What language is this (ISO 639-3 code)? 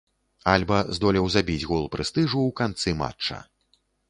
bel